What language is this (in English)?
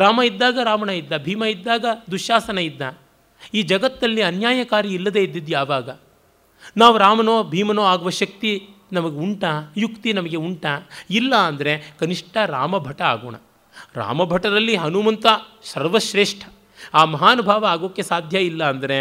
Kannada